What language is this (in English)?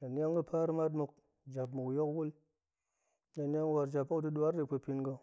Goemai